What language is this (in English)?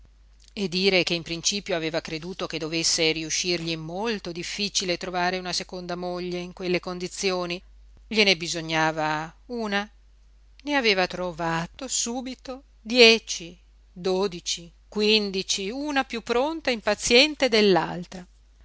Italian